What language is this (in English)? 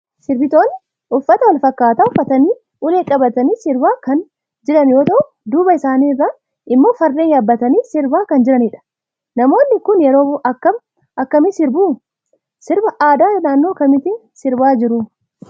Oromo